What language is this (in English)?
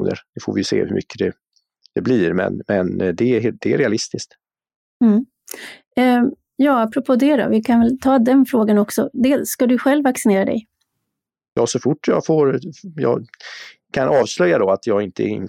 Swedish